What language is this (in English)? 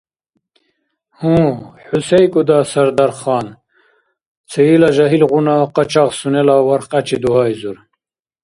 Dargwa